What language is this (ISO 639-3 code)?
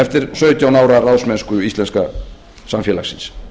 isl